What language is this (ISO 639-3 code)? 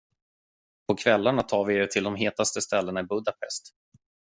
swe